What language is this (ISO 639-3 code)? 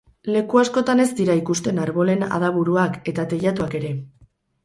eus